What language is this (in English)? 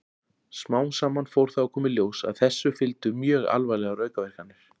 Icelandic